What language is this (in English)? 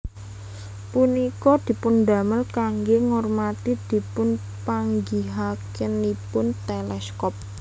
Javanese